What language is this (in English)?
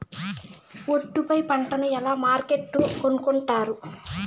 Telugu